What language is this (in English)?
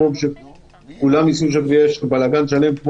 Hebrew